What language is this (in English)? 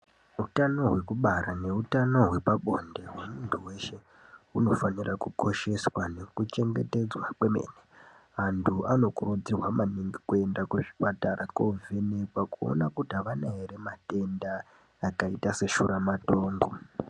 Ndau